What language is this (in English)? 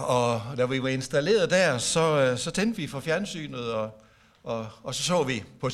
Danish